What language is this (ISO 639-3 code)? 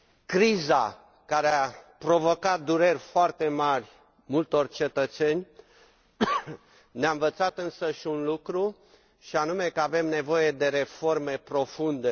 ron